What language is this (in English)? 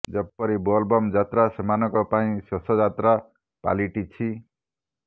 Odia